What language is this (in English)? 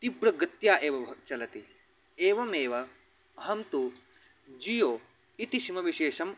Sanskrit